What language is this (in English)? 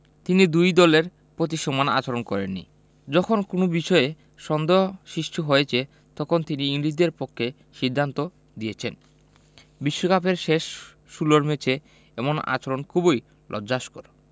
Bangla